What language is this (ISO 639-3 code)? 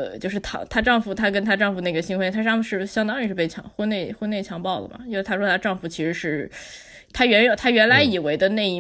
zho